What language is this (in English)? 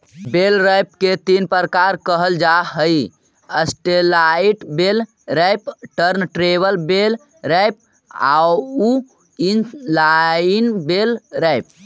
Magahi